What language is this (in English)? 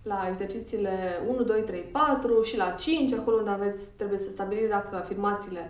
Romanian